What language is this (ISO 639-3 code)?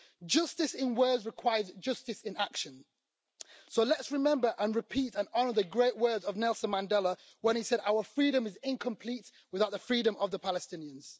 eng